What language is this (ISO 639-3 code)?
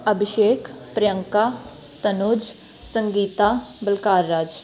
pan